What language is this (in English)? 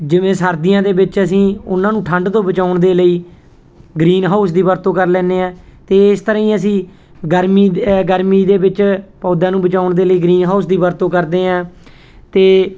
Punjabi